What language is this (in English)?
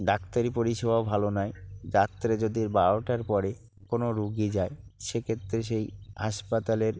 Bangla